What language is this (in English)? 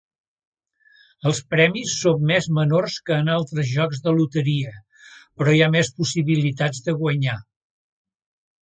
Catalan